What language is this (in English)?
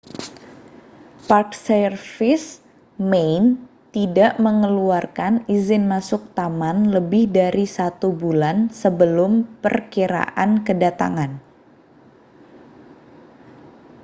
Indonesian